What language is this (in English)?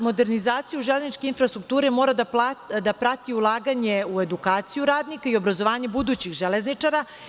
Serbian